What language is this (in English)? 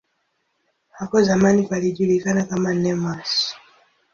Swahili